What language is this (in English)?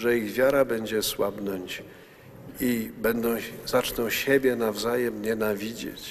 Polish